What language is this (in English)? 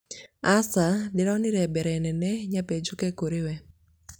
Kikuyu